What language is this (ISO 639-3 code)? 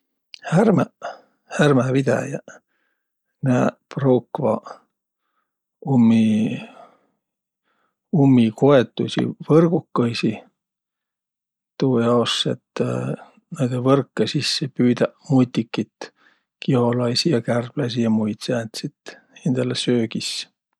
vro